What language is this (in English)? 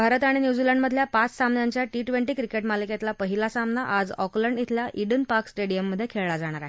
Marathi